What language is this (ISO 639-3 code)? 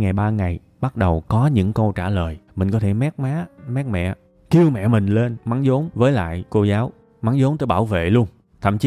vie